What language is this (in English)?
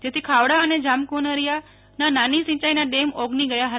Gujarati